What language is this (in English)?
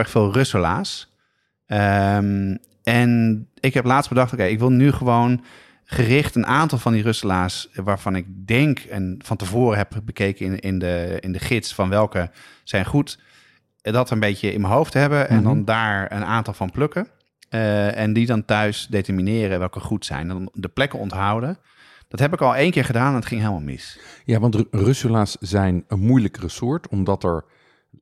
Dutch